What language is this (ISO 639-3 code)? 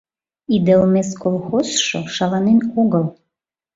chm